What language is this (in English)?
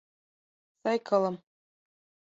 Mari